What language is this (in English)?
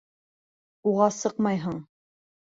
Bashkir